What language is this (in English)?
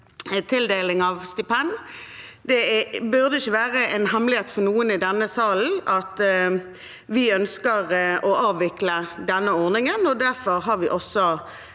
Norwegian